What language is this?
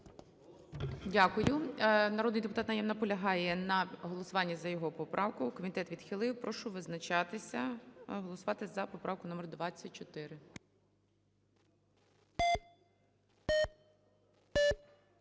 Ukrainian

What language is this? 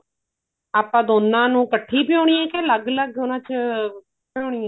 Punjabi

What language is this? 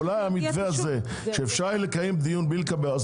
Hebrew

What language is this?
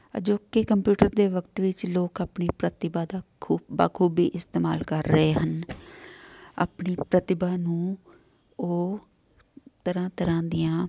Punjabi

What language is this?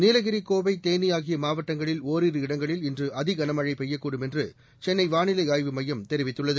Tamil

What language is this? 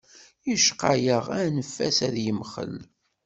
Kabyle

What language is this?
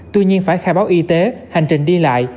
Vietnamese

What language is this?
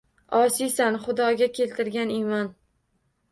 Uzbek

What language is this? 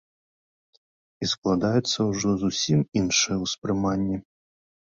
Belarusian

